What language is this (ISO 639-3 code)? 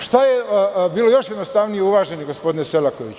srp